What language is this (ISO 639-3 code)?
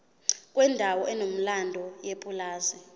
zul